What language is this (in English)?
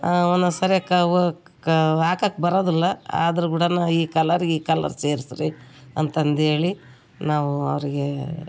Kannada